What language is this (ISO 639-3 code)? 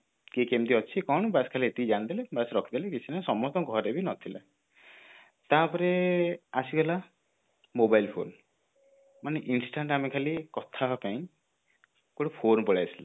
ori